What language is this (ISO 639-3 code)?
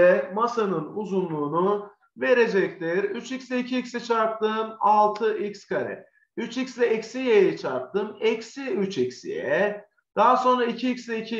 tur